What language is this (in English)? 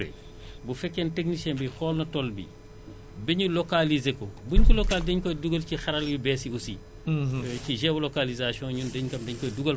Wolof